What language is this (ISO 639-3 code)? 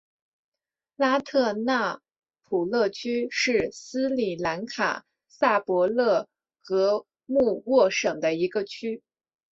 zho